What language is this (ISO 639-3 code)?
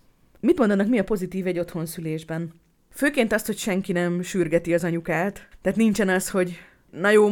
hun